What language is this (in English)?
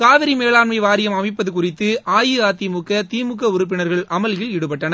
Tamil